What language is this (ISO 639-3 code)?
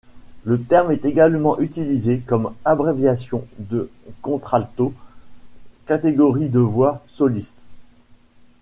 fra